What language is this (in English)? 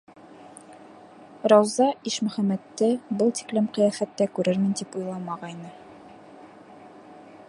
Bashkir